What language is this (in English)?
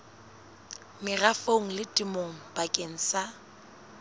Southern Sotho